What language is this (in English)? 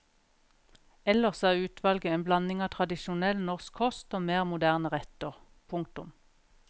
Norwegian